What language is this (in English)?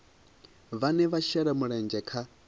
Venda